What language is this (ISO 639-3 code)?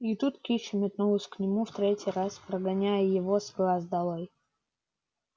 rus